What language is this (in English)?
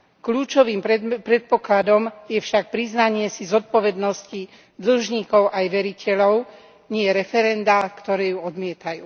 Slovak